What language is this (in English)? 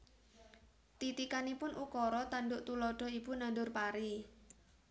Javanese